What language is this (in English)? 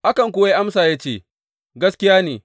Hausa